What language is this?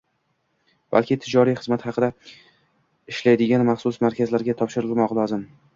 Uzbek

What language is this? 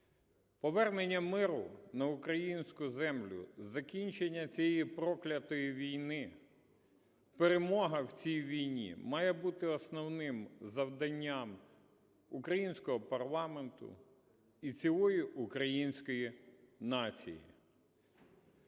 Ukrainian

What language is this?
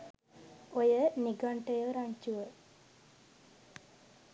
Sinhala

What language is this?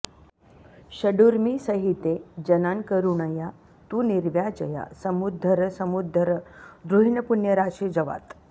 Sanskrit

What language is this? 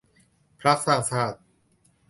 Thai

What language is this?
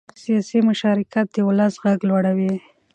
Pashto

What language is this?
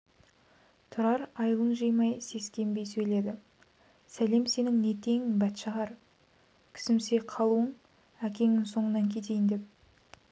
Kazakh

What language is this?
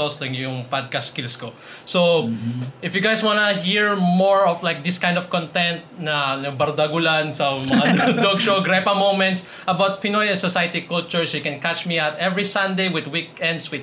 Filipino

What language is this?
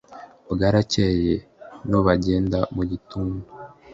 Kinyarwanda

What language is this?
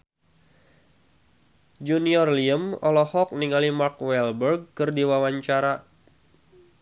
Sundanese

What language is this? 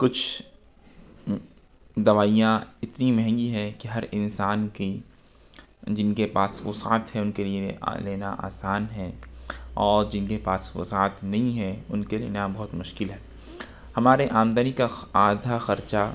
Urdu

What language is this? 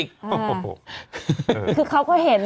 Thai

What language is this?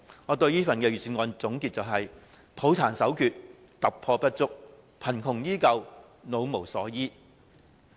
Cantonese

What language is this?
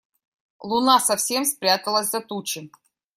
Russian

